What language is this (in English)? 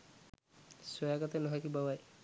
Sinhala